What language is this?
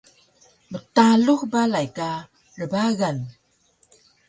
Taroko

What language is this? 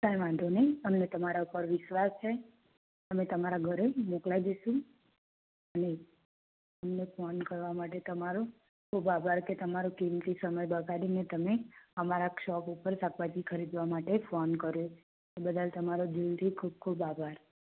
Gujarati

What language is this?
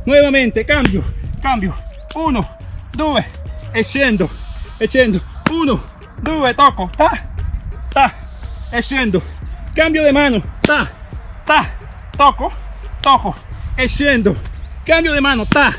Spanish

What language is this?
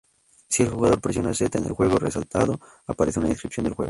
Spanish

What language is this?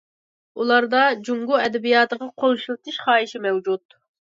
Uyghur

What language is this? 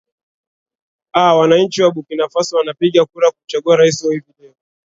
Swahili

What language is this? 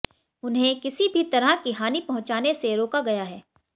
Hindi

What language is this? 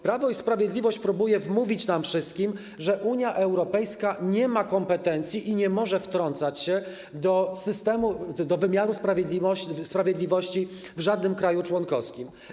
Polish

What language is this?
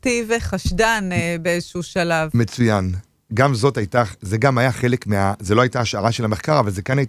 Hebrew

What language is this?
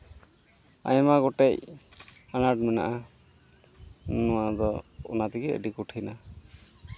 Santali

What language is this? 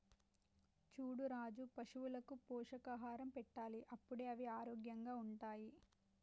Telugu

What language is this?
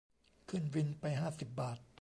Thai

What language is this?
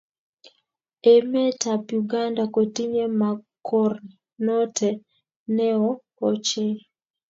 Kalenjin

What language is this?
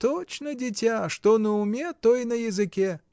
Russian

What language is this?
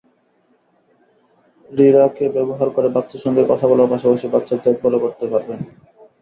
Bangla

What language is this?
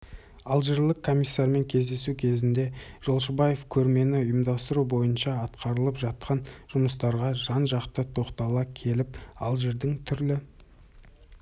Kazakh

